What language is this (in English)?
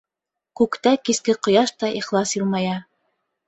Bashkir